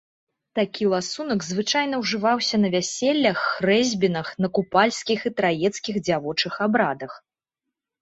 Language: Belarusian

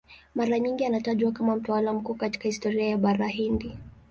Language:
Swahili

